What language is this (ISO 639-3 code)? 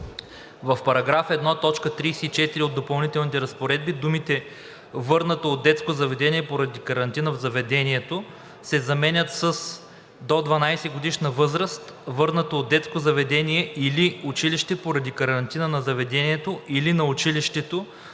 bul